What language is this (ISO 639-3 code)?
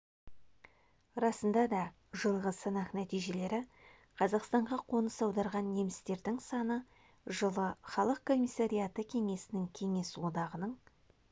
kaz